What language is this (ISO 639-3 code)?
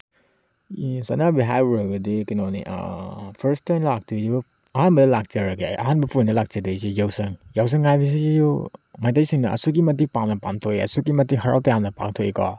mni